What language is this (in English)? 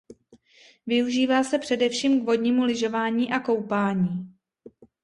Czech